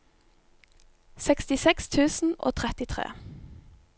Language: Norwegian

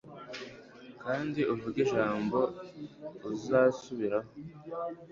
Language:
Kinyarwanda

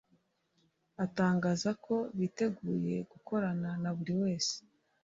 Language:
Kinyarwanda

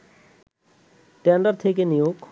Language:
Bangla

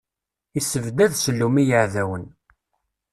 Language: Kabyle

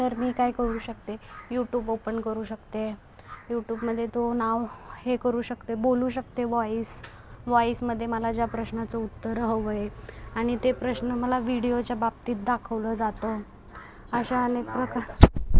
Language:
Marathi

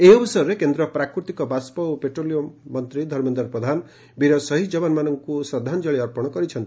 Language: Odia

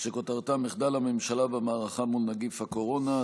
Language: Hebrew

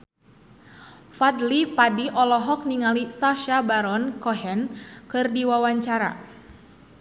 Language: Sundanese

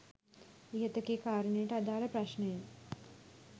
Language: Sinhala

